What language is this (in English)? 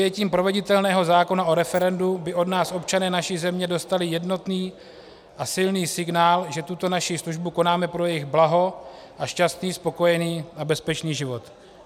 Czech